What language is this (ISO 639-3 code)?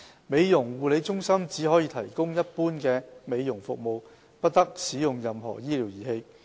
yue